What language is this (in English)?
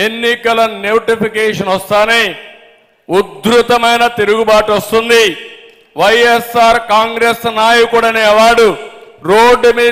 Telugu